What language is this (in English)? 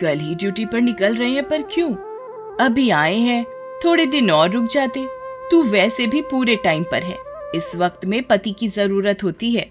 Hindi